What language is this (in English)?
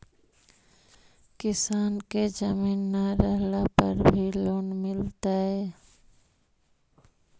Magahi